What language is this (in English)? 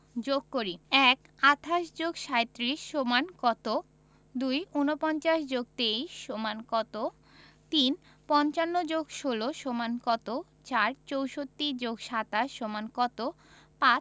Bangla